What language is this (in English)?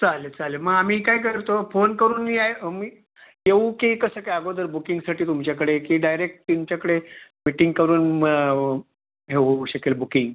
Marathi